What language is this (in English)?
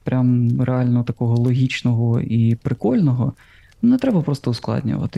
Ukrainian